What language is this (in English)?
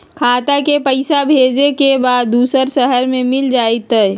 Magahi